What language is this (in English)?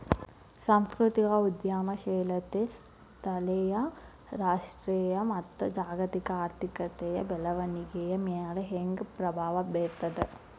Kannada